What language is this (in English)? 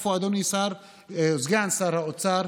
Hebrew